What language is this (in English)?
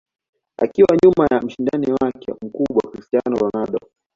Swahili